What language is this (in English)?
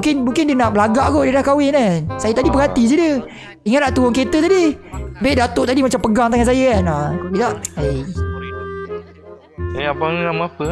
Malay